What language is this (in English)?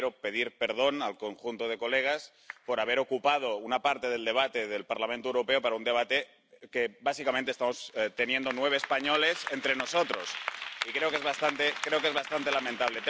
Spanish